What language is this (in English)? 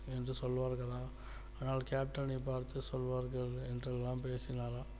Tamil